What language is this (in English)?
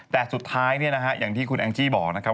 Thai